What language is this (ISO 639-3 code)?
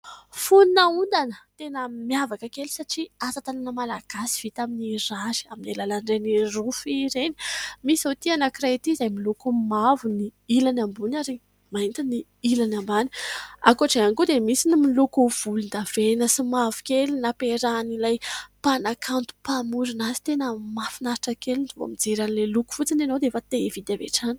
mlg